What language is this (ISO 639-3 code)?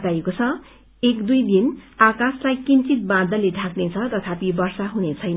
nep